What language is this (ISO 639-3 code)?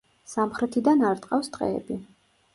kat